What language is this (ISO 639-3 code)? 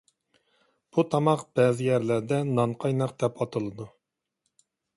uig